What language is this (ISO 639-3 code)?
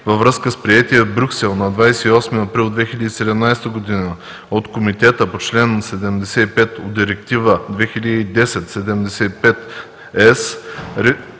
bul